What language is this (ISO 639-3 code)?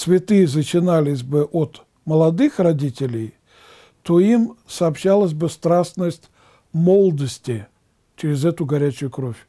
rus